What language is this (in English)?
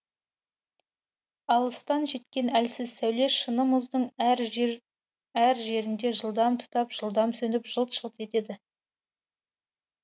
Kazakh